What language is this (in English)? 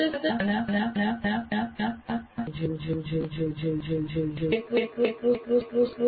Gujarati